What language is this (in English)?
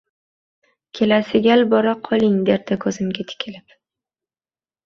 Uzbek